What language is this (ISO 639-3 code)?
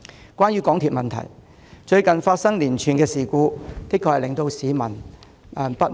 yue